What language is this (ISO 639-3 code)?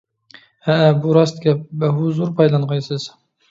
uig